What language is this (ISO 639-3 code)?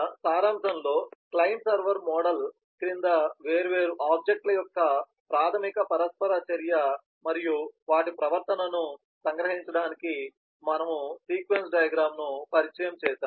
tel